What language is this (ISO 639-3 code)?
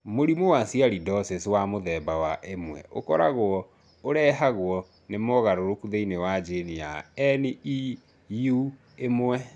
kik